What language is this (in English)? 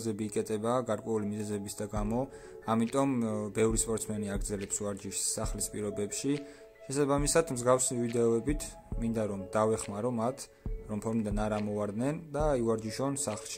Romanian